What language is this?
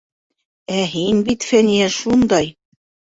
Bashkir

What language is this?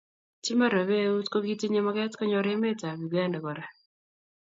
Kalenjin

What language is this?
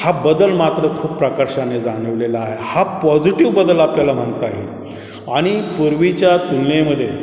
Marathi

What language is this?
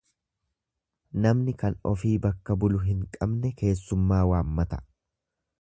Oromo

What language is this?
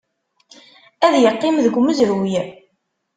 Kabyle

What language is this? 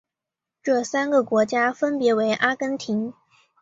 Chinese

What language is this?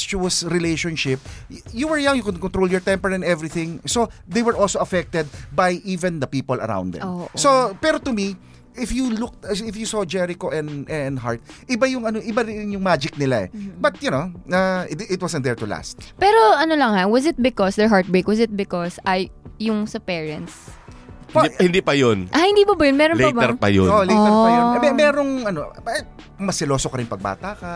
Filipino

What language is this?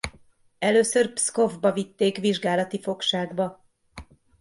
Hungarian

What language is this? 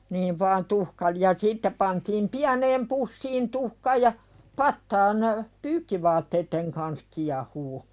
Finnish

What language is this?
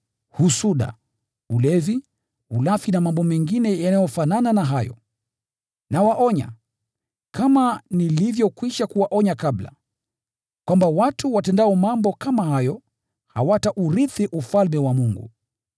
Swahili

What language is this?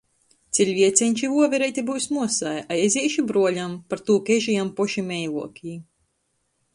Latgalian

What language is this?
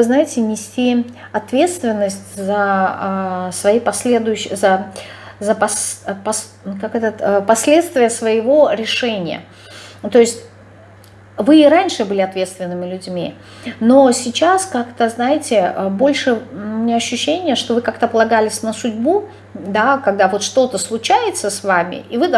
Russian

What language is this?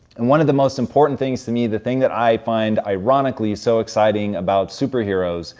English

